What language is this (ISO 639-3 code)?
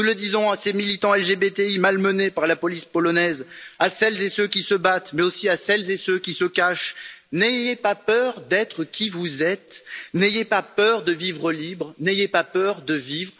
fra